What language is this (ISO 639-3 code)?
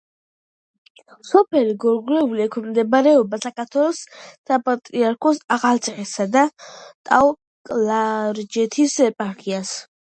kat